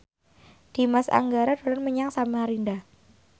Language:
Javanese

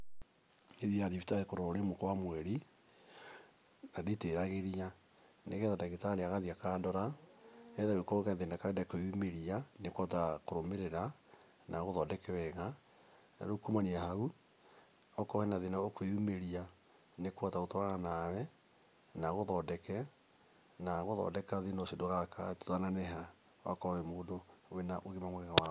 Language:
Kikuyu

